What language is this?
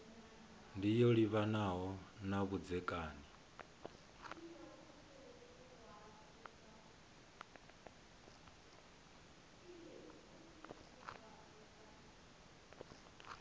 Venda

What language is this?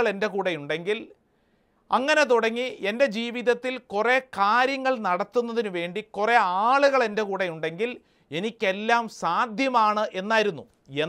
Malayalam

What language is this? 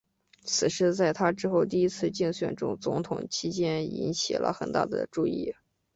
Chinese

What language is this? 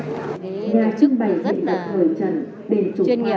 Vietnamese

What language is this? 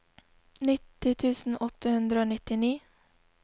Norwegian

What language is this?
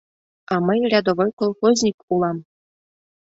Mari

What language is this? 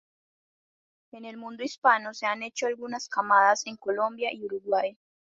Spanish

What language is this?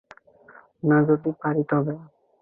Bangla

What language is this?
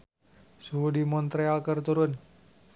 Sundanese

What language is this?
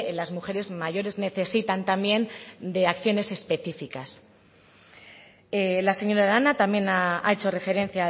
Spanish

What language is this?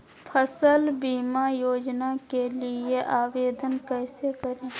Magahi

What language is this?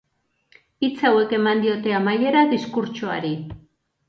Basque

